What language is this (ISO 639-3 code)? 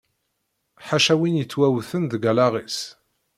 kab